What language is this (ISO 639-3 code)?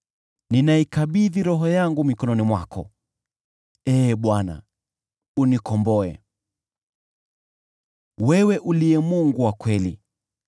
swa